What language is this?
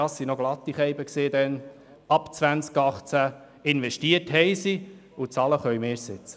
Swiss German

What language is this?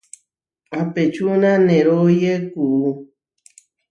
Huarijio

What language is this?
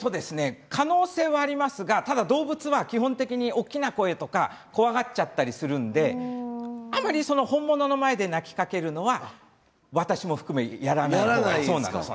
Japanese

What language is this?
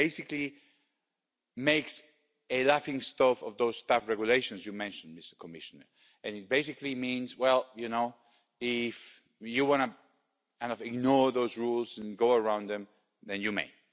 English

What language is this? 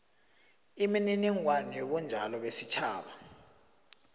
South Ndebele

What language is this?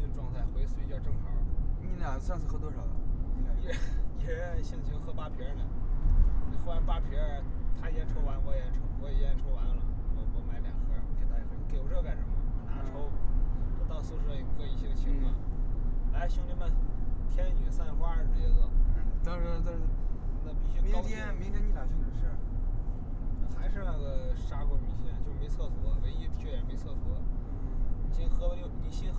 Chinese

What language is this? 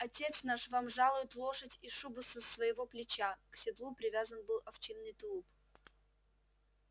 Russian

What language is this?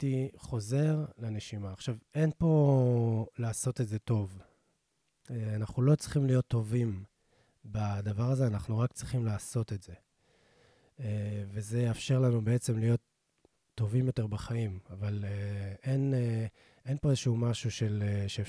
Hebrew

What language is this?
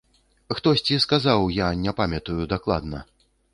Belarusian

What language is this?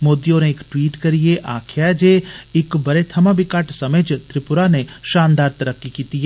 Dogri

